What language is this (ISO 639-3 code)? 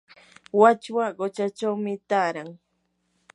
qur